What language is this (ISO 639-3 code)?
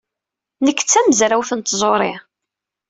kab